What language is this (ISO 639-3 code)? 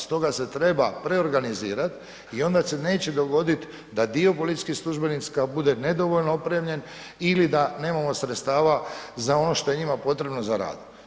hrv